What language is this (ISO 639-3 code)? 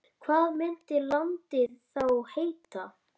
isl